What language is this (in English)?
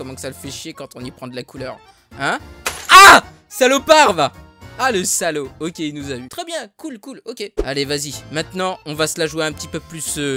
French